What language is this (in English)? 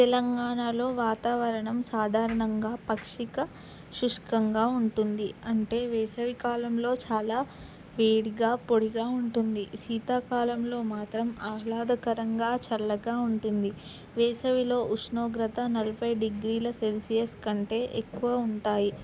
Telugu